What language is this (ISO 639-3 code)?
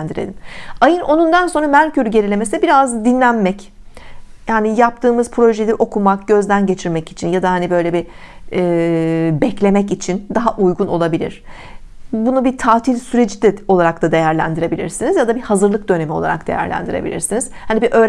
tur